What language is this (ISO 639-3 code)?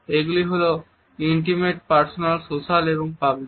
ben